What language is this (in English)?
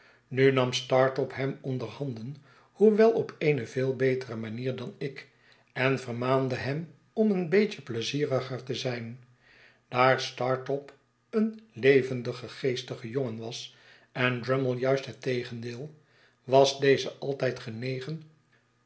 Dutch